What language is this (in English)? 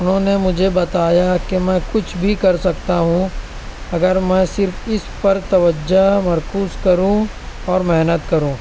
Urdu